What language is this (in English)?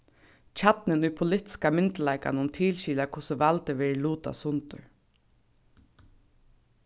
Faroese